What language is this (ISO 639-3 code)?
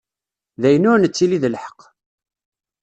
kab